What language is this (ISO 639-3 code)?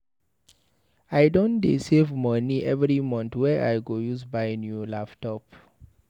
pcm